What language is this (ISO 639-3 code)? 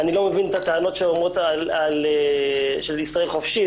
heb